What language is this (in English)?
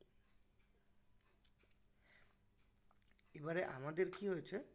Bangla